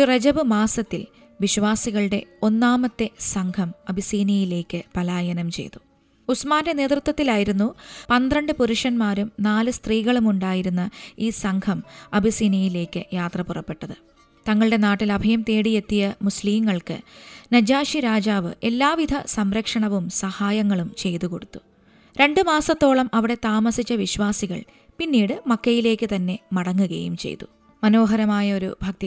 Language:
Malayalam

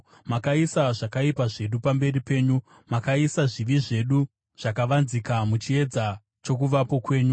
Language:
Shona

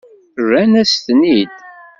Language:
Kabyle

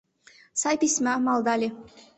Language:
Mari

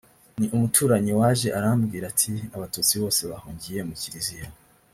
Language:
Kinyarwanda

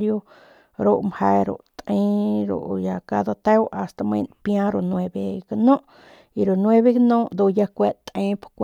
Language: Northern Pame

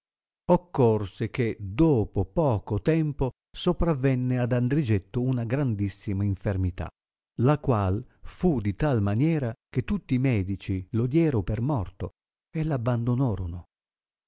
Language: Italian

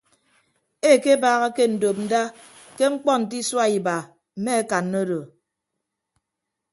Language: Ibibio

